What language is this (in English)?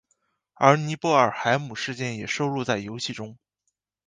Chinese